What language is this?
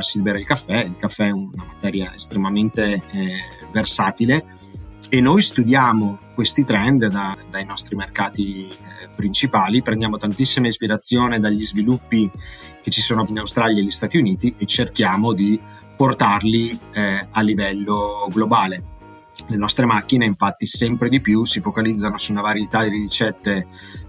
Italian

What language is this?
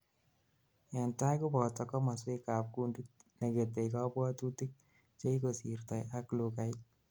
Kalenjin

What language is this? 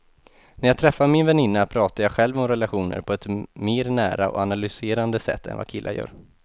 Swedish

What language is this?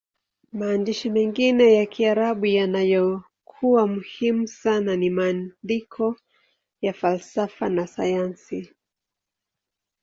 Swahili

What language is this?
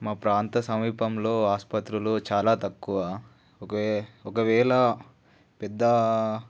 Telugu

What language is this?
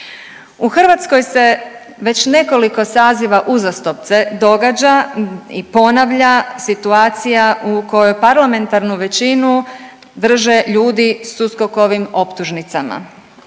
Croatian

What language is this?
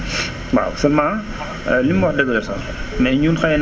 Wolof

